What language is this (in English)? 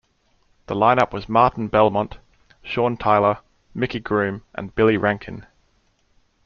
English